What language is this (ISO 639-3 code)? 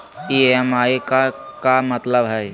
mag